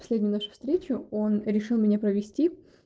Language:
Russian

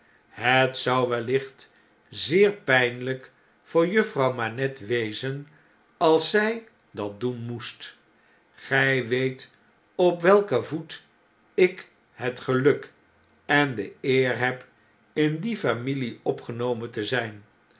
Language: Dutch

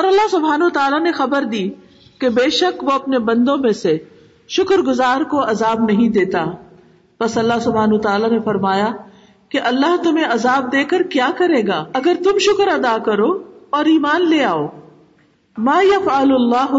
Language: Urdu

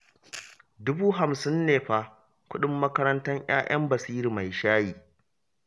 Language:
Hausa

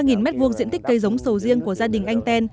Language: Vietnamese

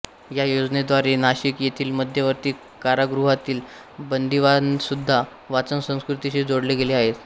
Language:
Marathi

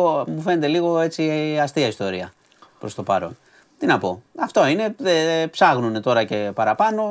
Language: Greek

